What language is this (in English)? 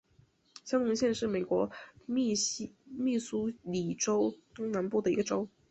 Chinese